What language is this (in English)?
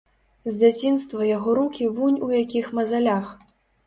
Belarusian